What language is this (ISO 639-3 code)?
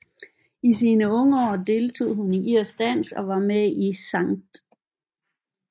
dan